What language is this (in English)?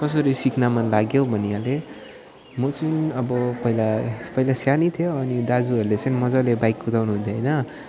Nepali